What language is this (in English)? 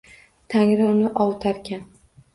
Uzbek